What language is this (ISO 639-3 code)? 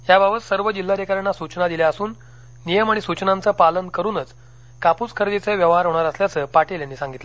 mar